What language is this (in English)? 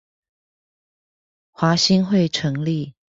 Chinese